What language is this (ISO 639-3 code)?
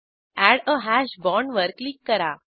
mar